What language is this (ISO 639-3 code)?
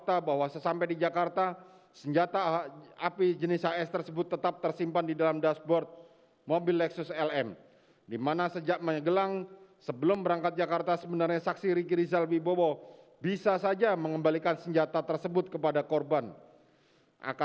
ind